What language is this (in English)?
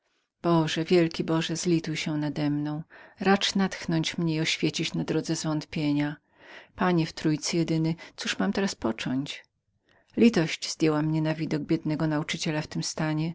Polish